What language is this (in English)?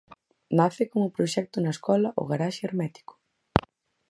Galician